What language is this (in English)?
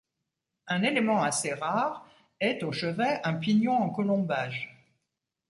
French